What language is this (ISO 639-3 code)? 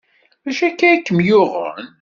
kab